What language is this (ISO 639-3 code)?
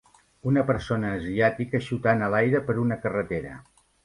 cat